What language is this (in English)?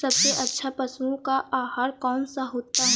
Hindi